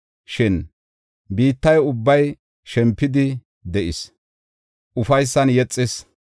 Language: Gofa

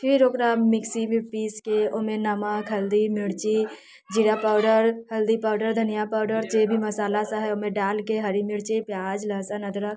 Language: Maithili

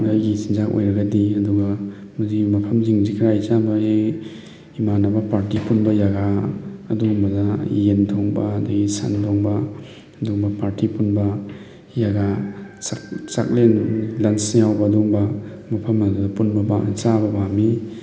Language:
Manipuri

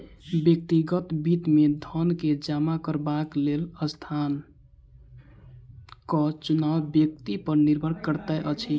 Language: Maithili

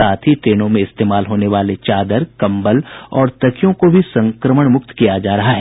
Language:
Hindi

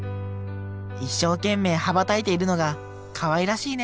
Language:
Japanese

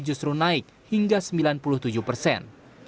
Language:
Indonesian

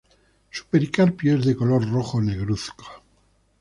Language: Spanish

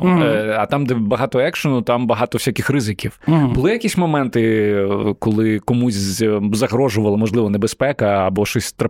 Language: Ukrainian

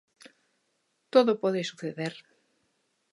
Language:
Galician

